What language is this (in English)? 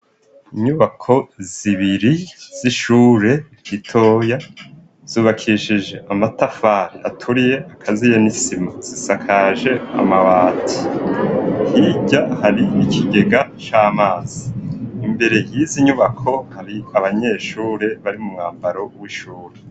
Rundi